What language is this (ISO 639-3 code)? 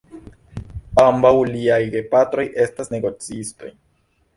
epo